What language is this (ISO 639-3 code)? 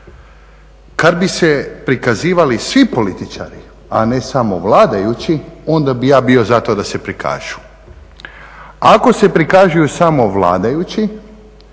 hrv